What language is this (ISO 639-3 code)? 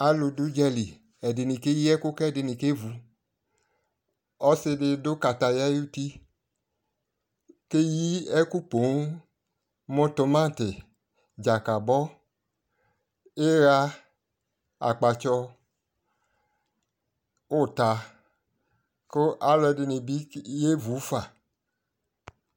kpo